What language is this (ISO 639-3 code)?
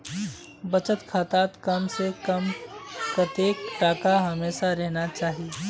mag